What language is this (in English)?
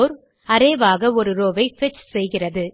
Tamil